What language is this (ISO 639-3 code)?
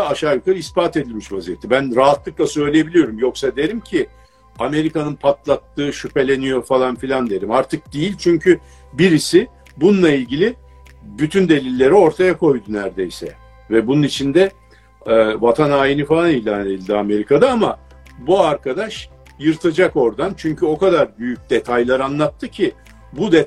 tur